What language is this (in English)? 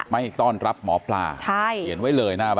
Thai